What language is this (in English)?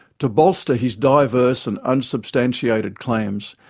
English